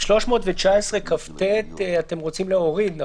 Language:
Hebrew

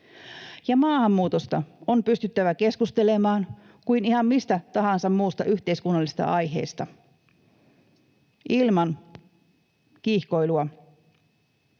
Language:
Finnish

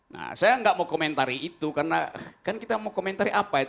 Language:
Indonesian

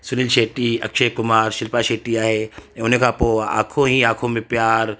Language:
Sindhi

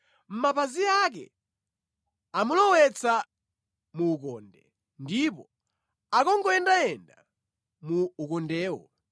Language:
Nyanja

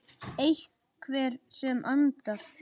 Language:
Icelandic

